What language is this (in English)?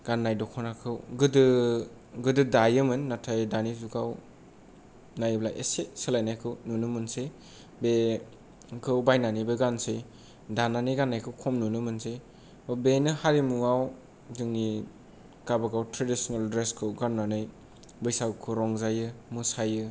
Bodo